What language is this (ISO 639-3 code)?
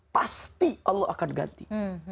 ind